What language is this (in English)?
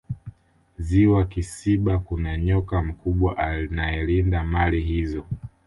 Swahili